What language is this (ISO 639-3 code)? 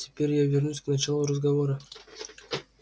rus